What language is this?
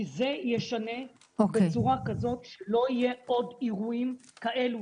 Hebrew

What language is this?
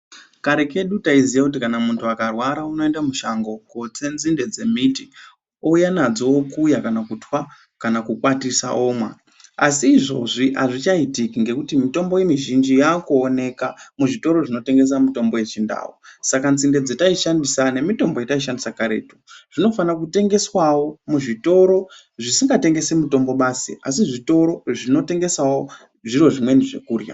Ndau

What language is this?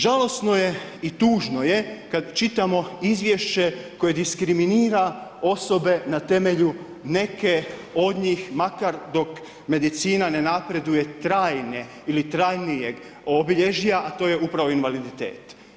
Croatian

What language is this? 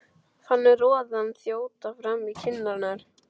Icelandic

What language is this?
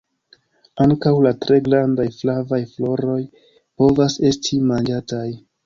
Esperanto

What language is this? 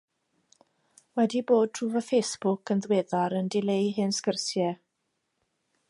Welsh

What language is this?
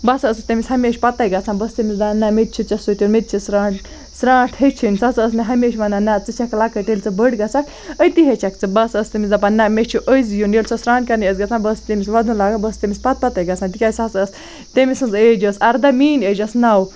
Kashmiri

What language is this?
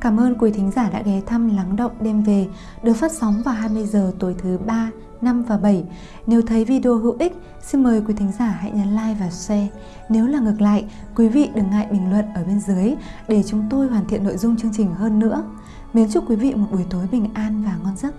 Vietnamese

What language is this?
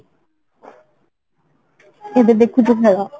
Odia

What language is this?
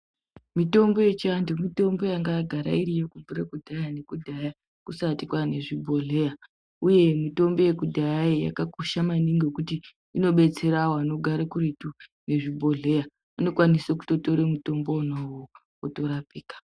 Ndau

